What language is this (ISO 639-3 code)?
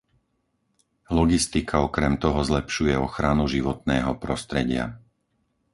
slk